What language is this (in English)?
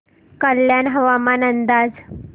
Marathi